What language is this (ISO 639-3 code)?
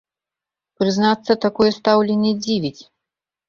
bel